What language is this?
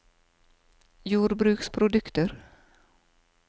Norwegian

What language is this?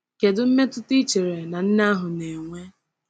Igbo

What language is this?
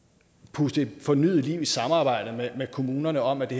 Danish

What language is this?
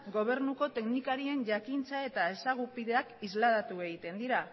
Basque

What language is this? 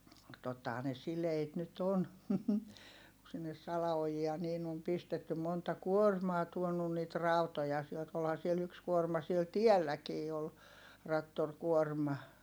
Finnish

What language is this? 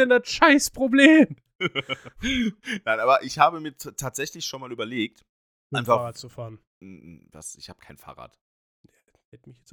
German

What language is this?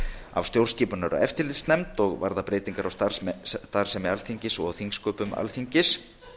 Icelandic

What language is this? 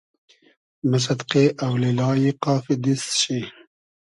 Hazaragi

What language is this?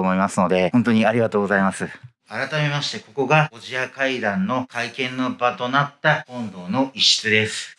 Japanese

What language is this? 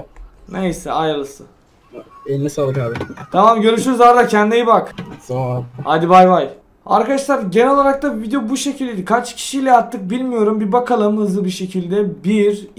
Turkish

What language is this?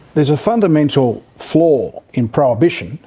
English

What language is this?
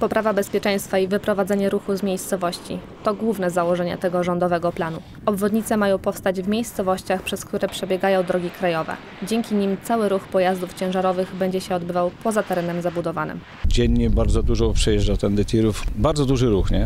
Polish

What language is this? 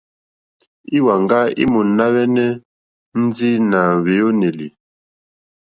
Mokpwe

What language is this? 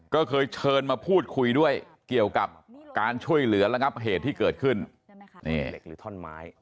Thai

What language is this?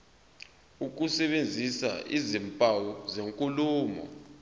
Zulu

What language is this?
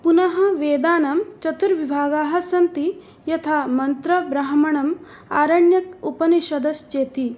Sanskrit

